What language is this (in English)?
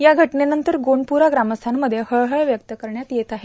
Marathi